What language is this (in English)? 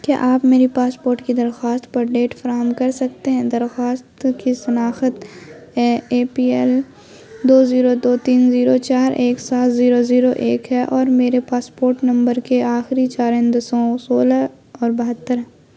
Urdu